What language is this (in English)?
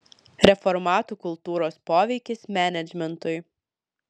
Lithuanian